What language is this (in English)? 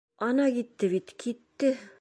Bashkir